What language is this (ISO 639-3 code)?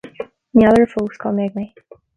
gle